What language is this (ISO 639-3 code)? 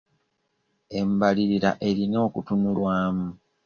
lug